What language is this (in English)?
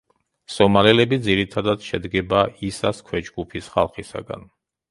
Georgian